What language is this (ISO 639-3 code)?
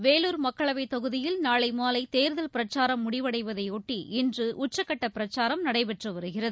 tam